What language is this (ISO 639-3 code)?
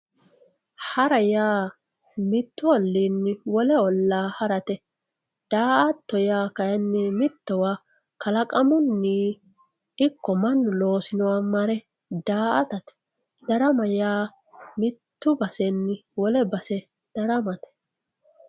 sid